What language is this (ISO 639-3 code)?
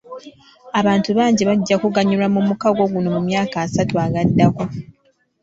lug